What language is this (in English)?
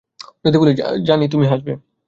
Bangla